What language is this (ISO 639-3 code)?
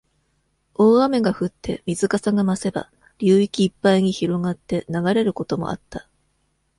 jpn